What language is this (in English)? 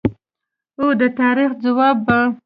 Pashto